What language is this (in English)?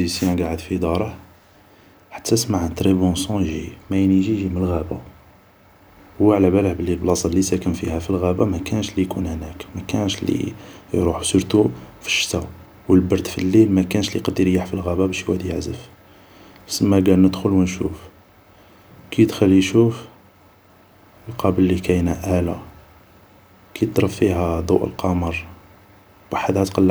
Algerian Arabic